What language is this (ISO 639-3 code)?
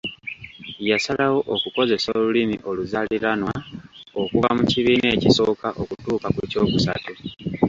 lug